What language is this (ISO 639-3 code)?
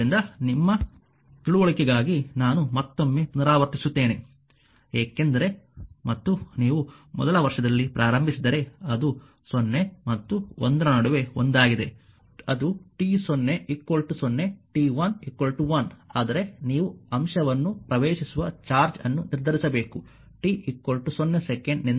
kan